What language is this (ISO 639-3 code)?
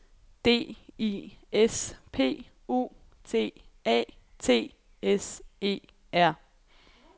dan